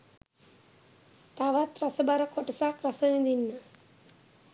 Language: Sinhala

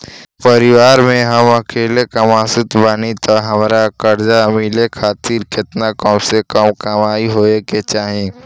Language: Bhojpuri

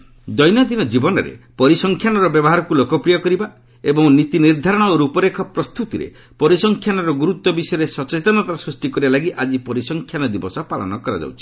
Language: Odia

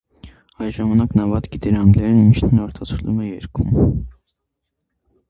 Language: Armenian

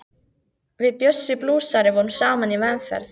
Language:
Icelandic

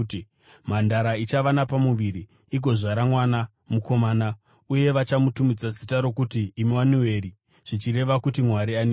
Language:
Shona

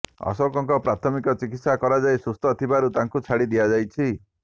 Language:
Odia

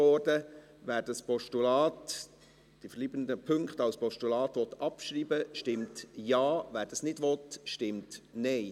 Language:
Swiss German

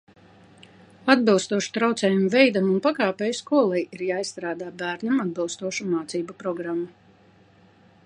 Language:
Latvian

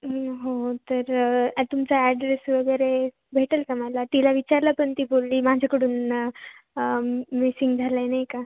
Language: Marathi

